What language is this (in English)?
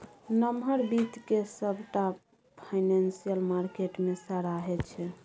Maithili